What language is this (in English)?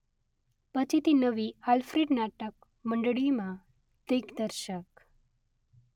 Gujarati